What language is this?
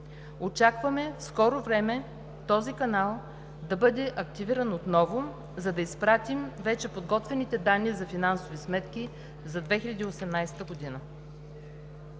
Bulgarian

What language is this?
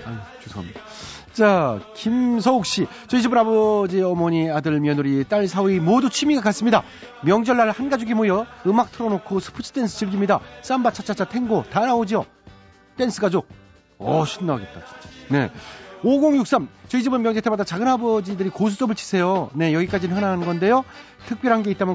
Korean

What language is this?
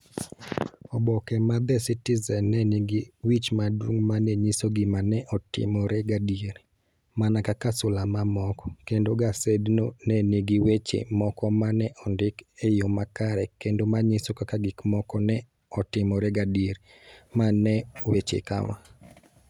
Luo (Kenya and Tanzania)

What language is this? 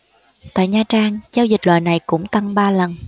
Vietnamese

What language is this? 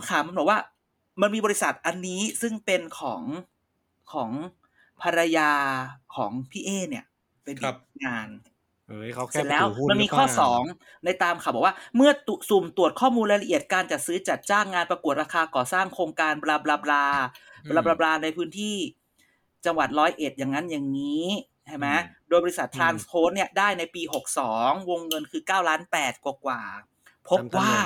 Thai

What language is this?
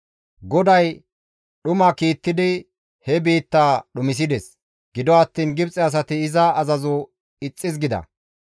Gamo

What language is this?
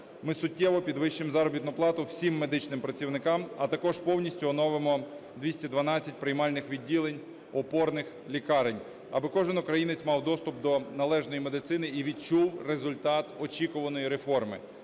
Ukrainian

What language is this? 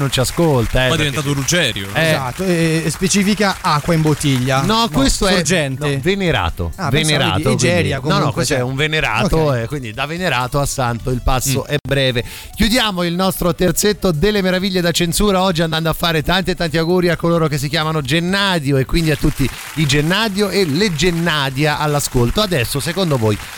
Italian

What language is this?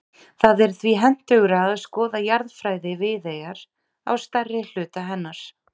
Icelandic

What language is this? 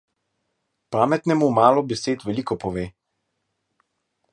Slovenian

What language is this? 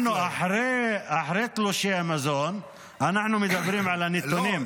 Hebrew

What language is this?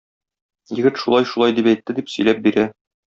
Tatar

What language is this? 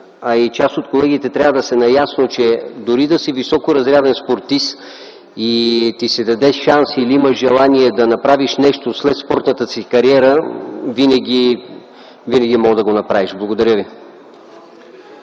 Bulgarian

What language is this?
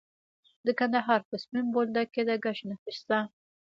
Pashto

